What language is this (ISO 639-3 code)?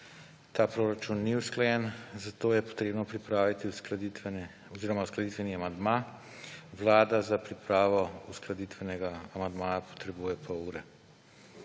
slv